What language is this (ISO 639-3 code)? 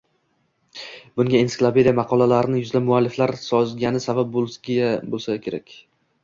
uzb